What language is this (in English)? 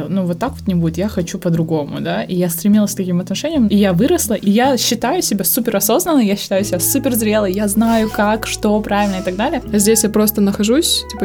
Russian